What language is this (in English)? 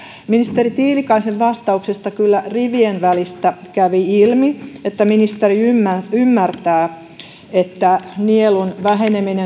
Finnish